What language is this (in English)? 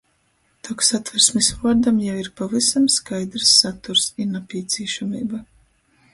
Latgalian